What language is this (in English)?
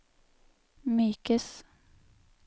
Norwegian